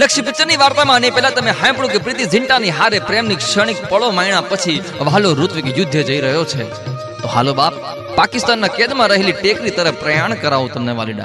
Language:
Hindi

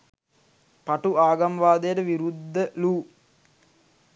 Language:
Sinhala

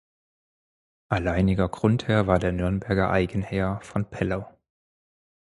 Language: German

